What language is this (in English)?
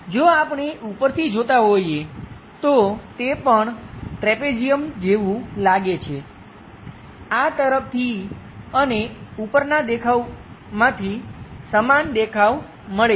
Gujarati